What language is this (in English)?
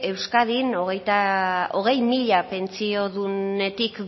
Basque